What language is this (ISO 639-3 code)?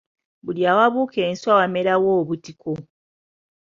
lug